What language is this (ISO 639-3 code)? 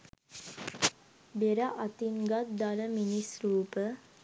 sin